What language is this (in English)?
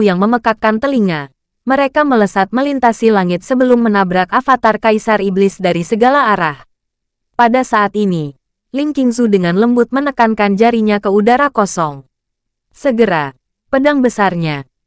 Indonesian